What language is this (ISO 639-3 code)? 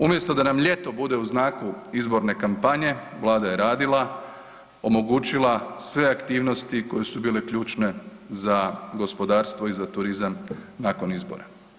hrv